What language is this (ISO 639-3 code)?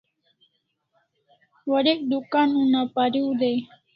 kls